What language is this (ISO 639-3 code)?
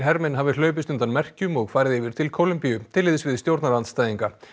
isl